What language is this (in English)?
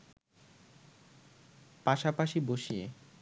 Bangla